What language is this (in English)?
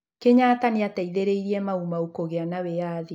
Kikuyu